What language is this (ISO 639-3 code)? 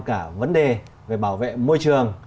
vie